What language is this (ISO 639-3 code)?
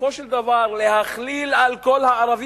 heb